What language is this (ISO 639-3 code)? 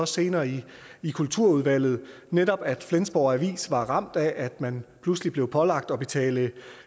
dan